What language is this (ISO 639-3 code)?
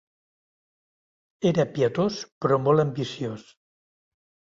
cat